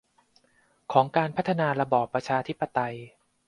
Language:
Thai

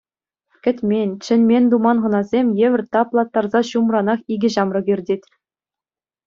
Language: Chuvash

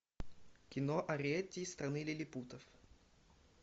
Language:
Russian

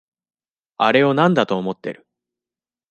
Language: Japanese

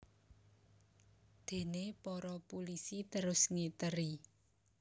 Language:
Javanese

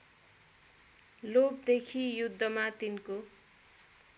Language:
Nepali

